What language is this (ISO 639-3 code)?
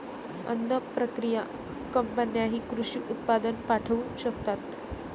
mar